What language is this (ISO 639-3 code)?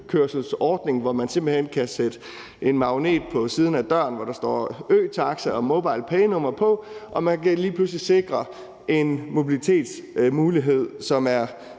dan